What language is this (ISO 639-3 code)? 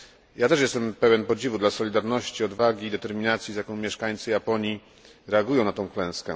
pol